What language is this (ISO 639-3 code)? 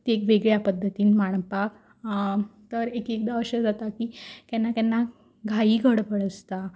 kok